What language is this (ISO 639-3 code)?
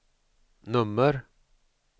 swe